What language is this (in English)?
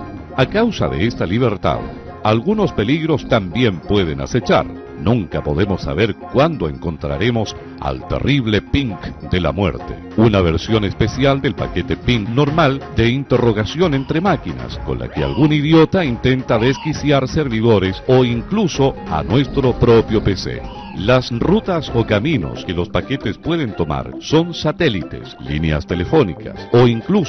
Spanish